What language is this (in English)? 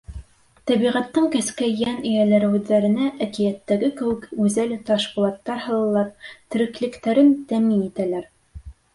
Bashkir